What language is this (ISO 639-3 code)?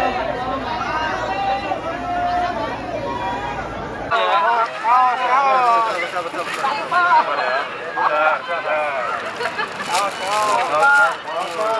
ind